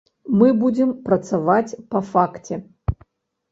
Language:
Belarusian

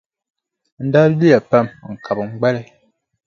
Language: Dagbani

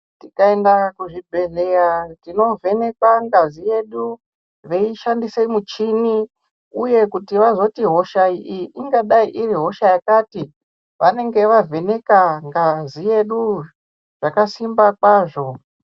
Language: Ndau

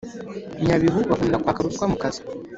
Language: Kinyarwanda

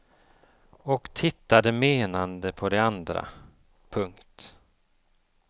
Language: Swedish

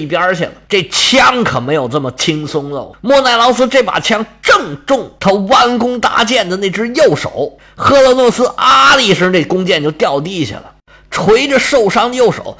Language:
Chinese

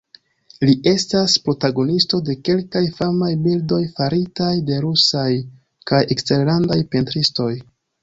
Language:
Esperanto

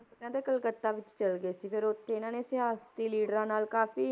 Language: Punjabi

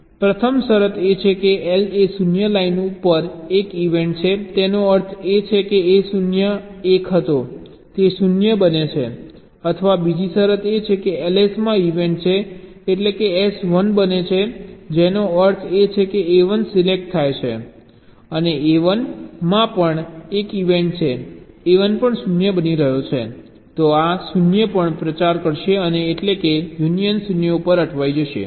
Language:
Gujarati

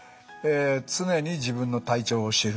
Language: Japanese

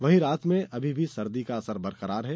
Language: Hindi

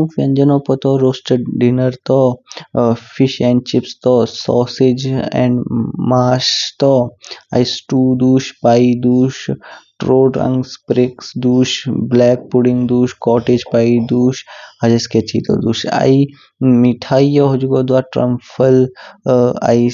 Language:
Kinnauri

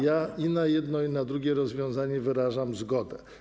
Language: Polish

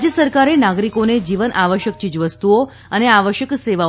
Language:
Gujarati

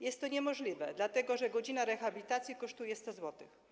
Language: Polish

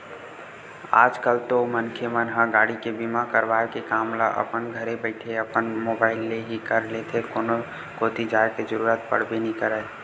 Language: Chhattisgarhi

